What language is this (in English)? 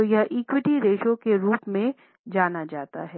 Hindi